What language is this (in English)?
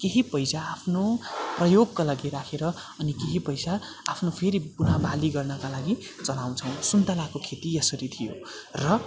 Nepali